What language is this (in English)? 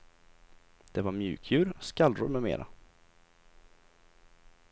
Swedish